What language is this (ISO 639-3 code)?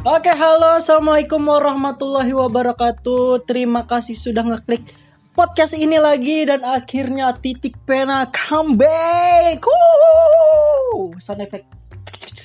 ind